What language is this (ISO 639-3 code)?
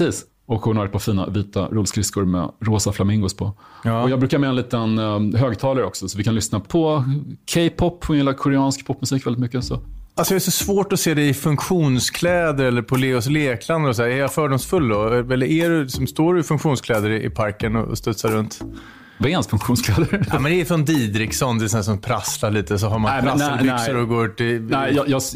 swe